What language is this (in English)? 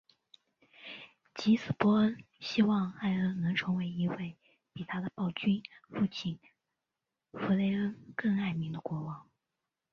Chinese